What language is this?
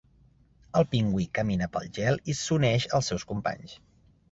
Catalan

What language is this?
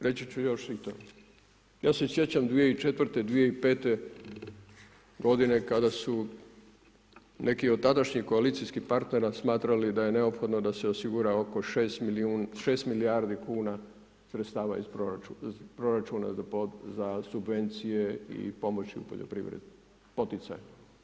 Croatian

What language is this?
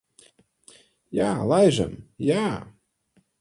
Latvian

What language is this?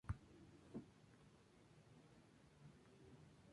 Spanish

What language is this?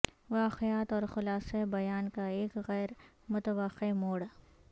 Urdu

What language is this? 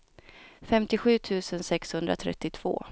Swedish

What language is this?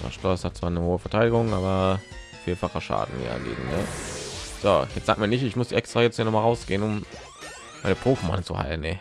German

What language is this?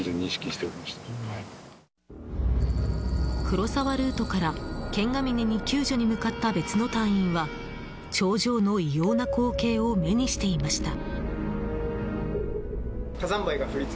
Japanese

